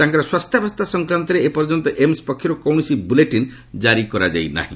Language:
Odia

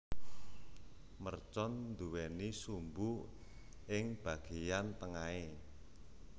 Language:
Javanese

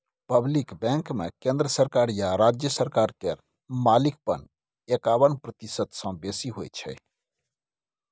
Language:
Maithili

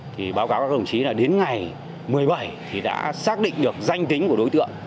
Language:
Vietnamese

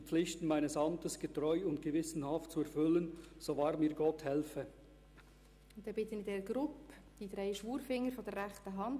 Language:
Swiss German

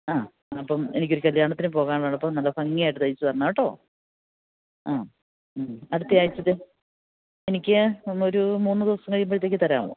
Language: Malayalam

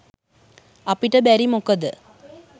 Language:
Sinhala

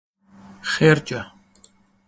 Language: Kabardian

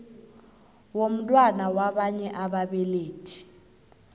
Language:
South Ndebele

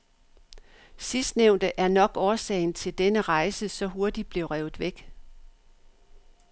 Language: Danish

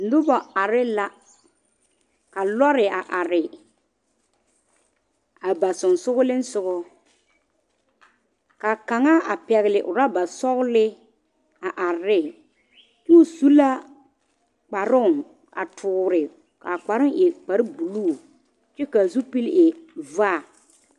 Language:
Southern Dagaare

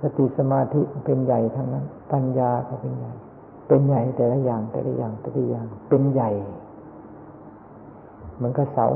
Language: Thai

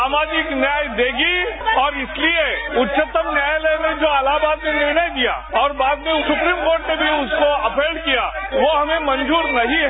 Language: Hindi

